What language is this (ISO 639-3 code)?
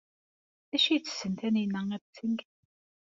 kab